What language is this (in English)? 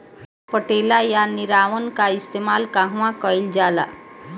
Bhojpuri